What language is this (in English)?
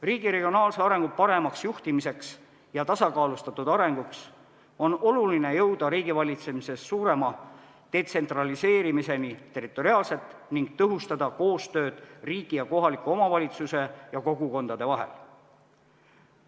Estonian